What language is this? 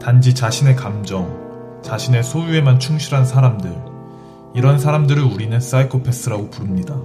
Korean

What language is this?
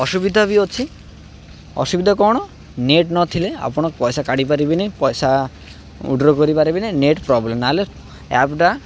Odia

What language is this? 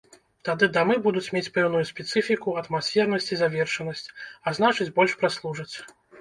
Belarusian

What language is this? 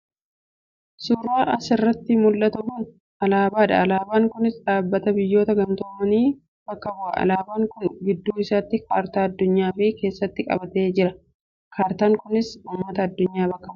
Oromo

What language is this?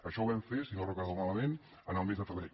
Catalan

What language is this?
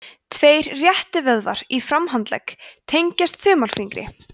Icelandic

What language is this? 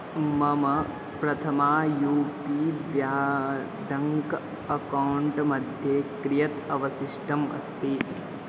Sanskrit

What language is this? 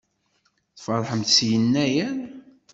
Kabyle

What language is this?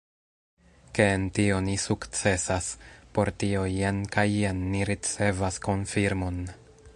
Esperanto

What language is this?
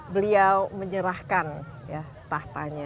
Indonesian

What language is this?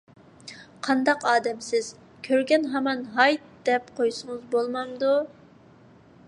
Uyghur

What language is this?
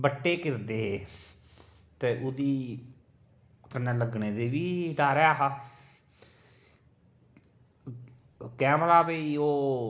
Dogri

